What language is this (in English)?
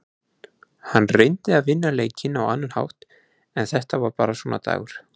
Icelandic